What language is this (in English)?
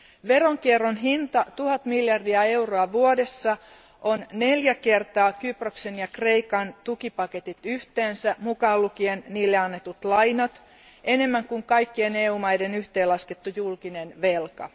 Finnish